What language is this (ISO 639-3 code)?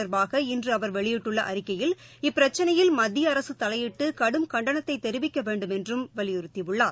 tam